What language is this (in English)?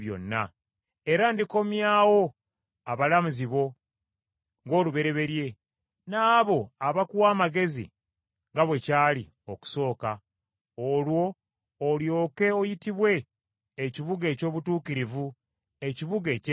Ganda